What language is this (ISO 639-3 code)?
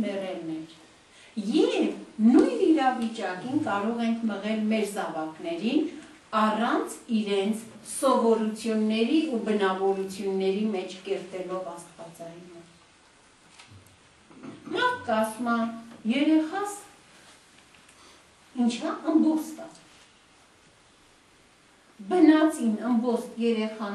ron